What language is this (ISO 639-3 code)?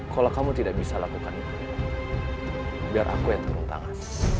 ind